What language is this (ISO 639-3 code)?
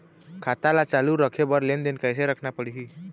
hne